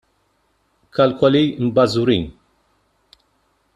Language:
Maltese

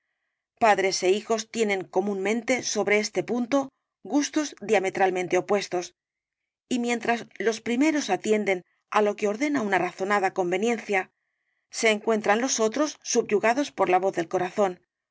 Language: Spanish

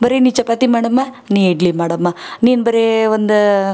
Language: Kannada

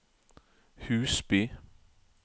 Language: Norwegian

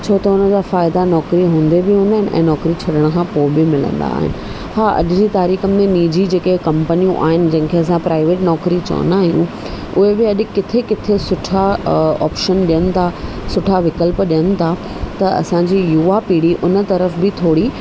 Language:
Sindhi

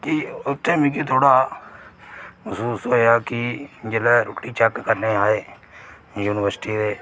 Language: Dogri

